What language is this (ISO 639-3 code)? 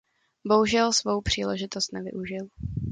ces